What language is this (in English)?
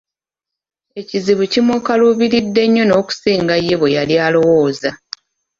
Ganda